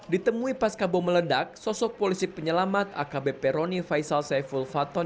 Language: Indonesian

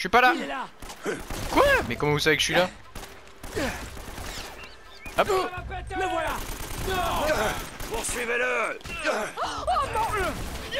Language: French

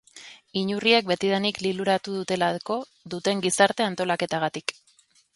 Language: Basque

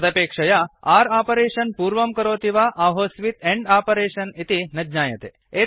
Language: Sanskrit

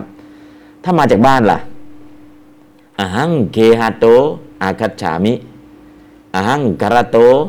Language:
Thai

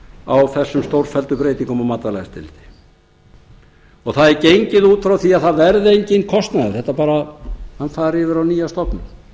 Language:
Icelandic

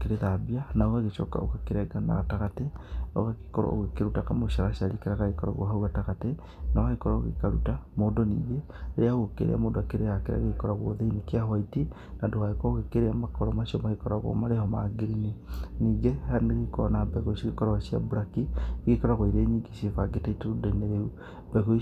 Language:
Kikuyu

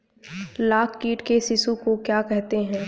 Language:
Hindi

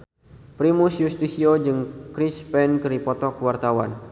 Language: Sundanese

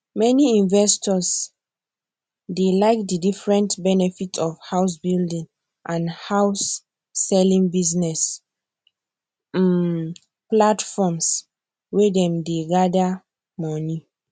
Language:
Nigerian Pidgin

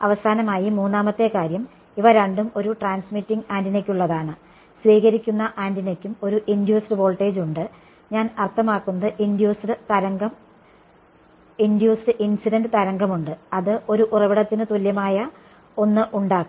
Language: Malayalam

